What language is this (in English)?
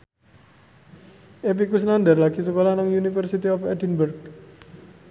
Javanese